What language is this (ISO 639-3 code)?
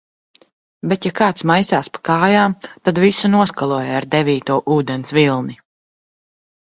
lav